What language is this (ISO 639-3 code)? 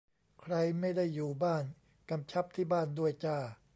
tha